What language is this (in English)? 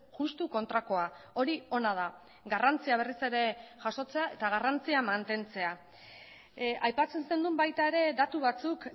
Basque